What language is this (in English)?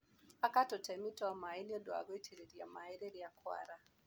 Kikuyu